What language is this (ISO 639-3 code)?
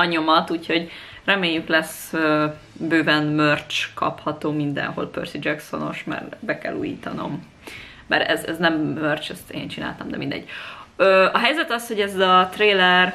hun